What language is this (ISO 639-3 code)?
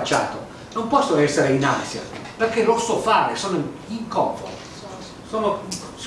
ita